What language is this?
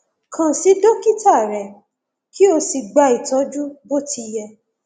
Yoruba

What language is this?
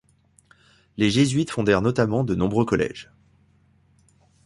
French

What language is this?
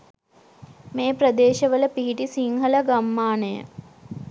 Sinhala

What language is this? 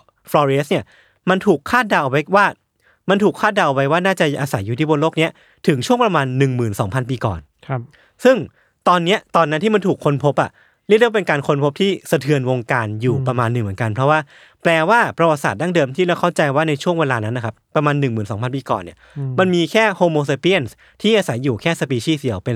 Thai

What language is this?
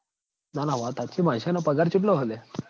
Gujarati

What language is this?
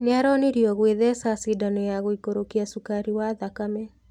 Kikuyu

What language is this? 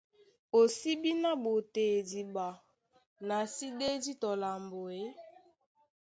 Duala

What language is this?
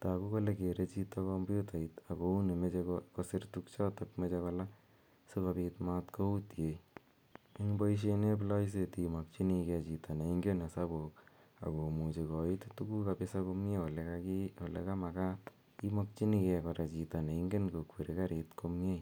Kalenjin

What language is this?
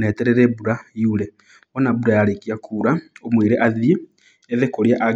Kikuyu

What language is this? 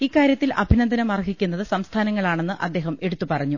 Malayalam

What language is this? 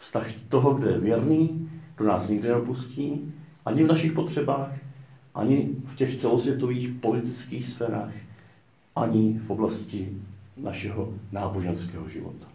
Czech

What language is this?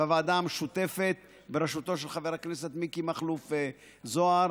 Hebrew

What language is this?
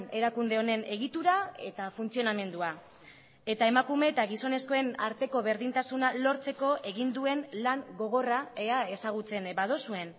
Basque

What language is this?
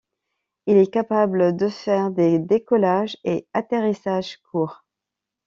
French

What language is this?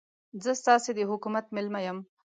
Pashto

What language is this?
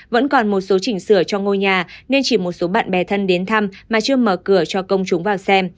Vietnamese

